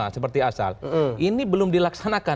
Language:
Indonesian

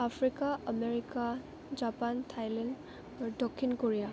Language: Assamese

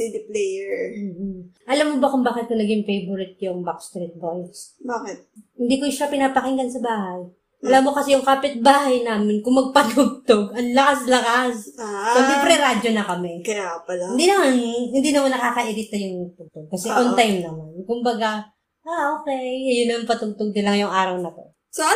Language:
Filipino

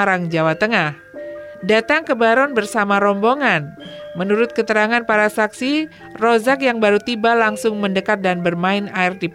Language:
Indonesian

